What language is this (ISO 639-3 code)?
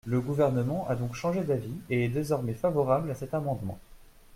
fra